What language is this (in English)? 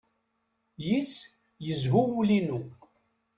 Kabyle